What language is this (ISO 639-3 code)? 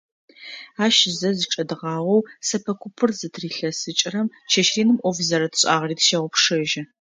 ady